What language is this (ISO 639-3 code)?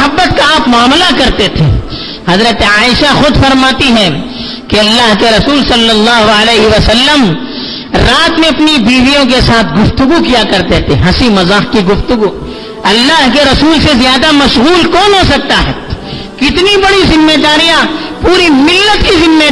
urd